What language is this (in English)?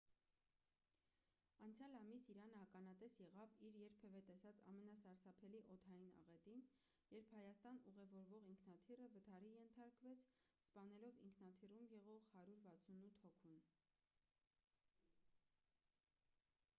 Armenian